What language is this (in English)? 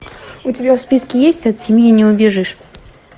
Russian